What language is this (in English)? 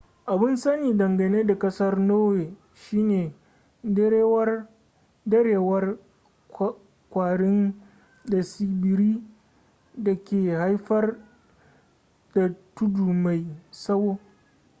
Hausa